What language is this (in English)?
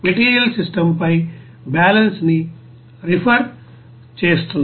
Telugu